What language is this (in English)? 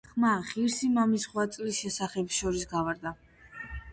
Georgian